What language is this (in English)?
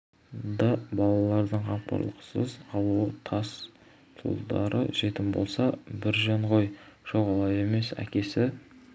Kazakh